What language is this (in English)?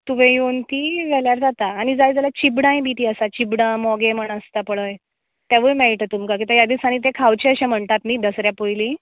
Konkani